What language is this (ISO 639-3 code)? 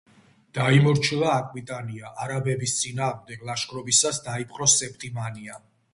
kat